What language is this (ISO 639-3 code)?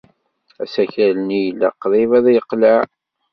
kab